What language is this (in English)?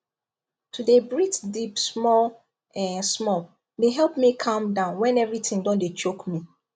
Nigerian Pidgin